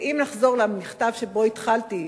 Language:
Hebrew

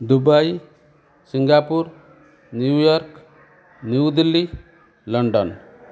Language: Odia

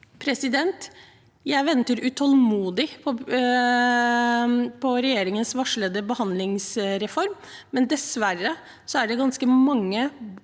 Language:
Norwegian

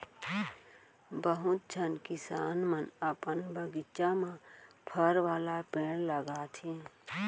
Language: Chhattisgarhi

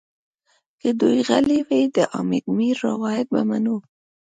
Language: Pashto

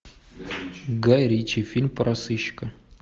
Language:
Russian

